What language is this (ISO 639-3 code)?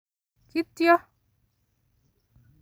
kln